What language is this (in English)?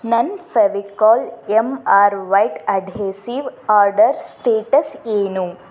Kannada